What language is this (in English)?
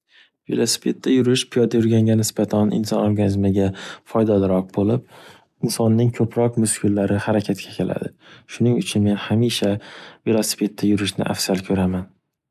Uzbek